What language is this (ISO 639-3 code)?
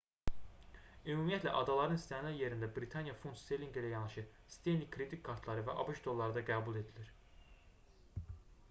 aze